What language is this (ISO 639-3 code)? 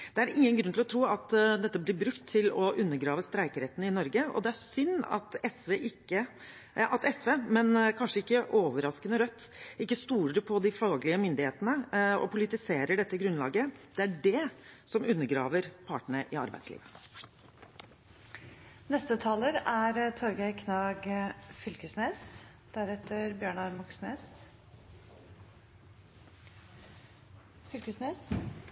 nor